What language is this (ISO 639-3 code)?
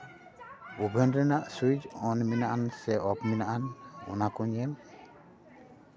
sat